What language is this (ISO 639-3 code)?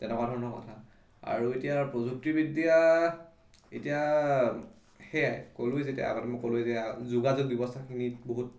asm